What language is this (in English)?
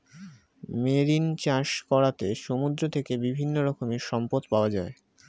Bangla